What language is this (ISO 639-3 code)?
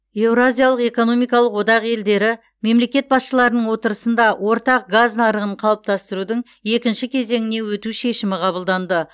kaz